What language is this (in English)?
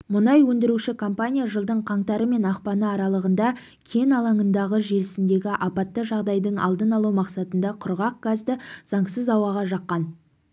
Kazakh